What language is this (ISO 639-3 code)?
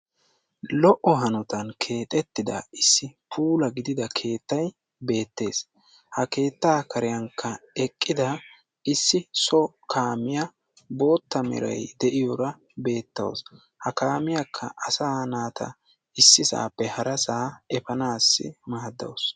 wal